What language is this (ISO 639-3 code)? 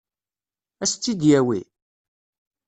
kab